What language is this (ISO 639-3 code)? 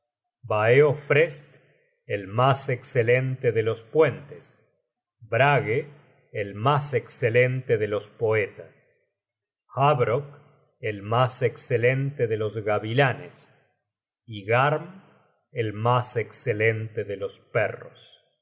spa